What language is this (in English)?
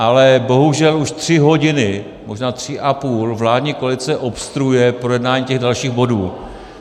Czech